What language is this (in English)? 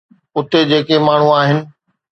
Sindhi